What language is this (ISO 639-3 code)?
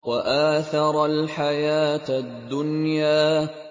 ara